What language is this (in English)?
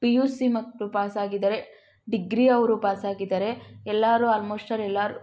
Kannada